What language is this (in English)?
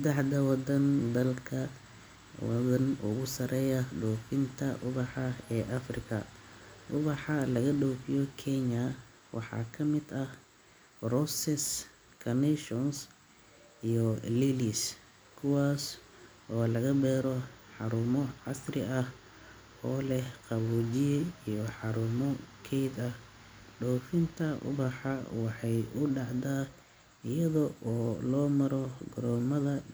Somali